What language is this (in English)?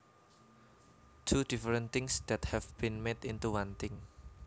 Javanese